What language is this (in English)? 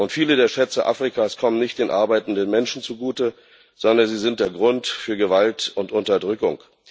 German